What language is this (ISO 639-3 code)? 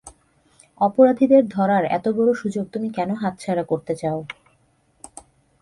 ben